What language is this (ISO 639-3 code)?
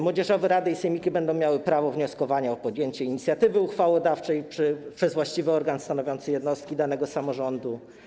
pol